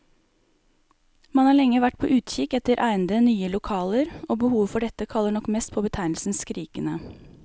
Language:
Norwegian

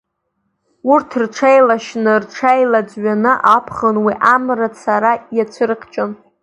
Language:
Abkhazian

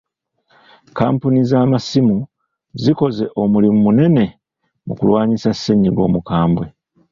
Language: Ganda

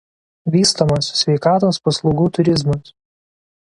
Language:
Lithuanian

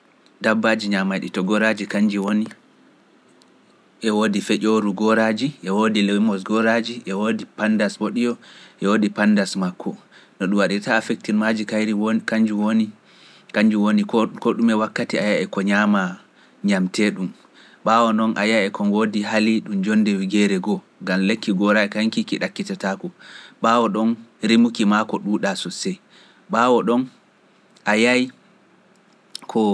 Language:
Pular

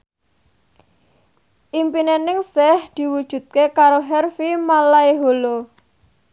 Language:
Javanese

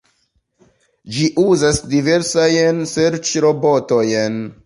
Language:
Esperanto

